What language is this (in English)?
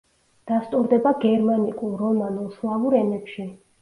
Georgian